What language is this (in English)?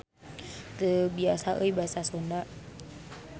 Sundanese